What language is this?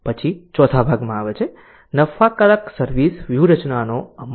Gujarati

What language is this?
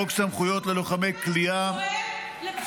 Hebrew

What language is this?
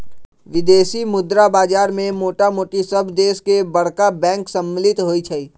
Magahi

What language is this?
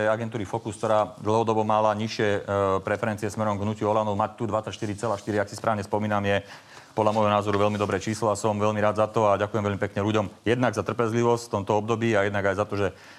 Slovak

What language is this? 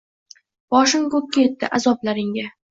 Uzbek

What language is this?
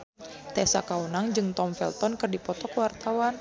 Sundanese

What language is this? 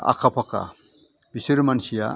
Bodo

